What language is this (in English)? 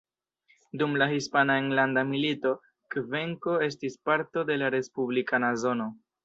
Esperanto